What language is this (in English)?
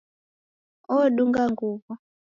Taita